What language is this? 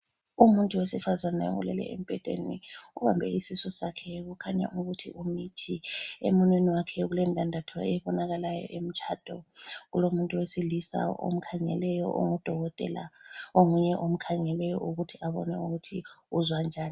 North Ndebele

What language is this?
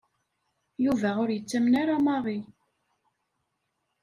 Kabyle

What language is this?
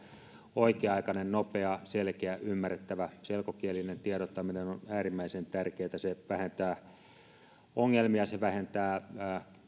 Finnish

